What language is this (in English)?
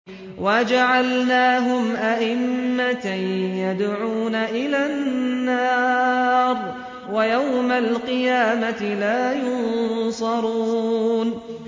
Arabic